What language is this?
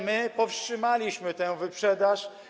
Polish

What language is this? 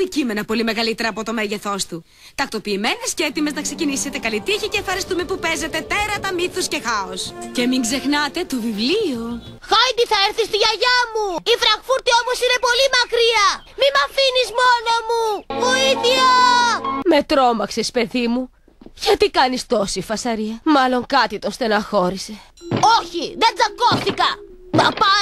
Greek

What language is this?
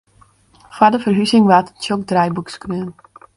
Western Frisian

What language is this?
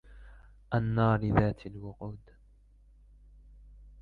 Arabic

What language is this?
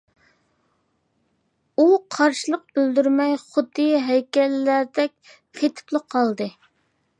Uyghur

